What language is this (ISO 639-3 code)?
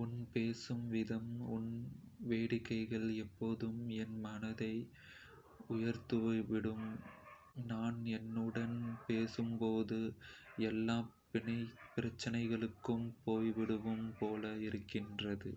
kfe